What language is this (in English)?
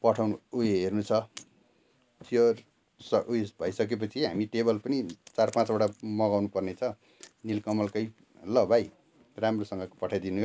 Nepali